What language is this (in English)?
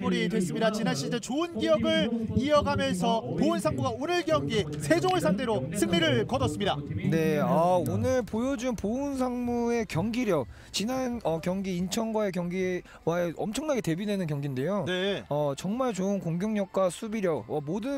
Korean